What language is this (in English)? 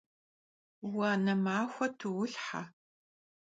Kabardian